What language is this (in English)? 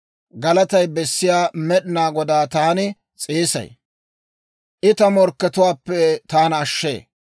Dawro